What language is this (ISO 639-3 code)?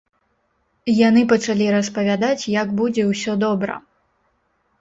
bel